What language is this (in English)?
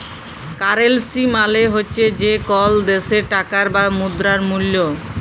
Bangla